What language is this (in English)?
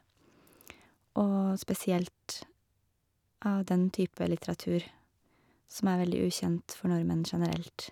Norwegian